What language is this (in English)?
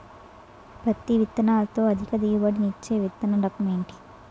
Telugu